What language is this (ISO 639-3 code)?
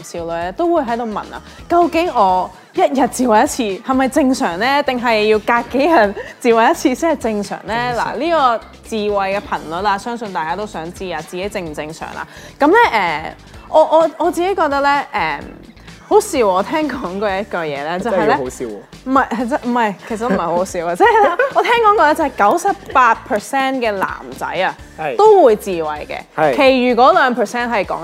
zho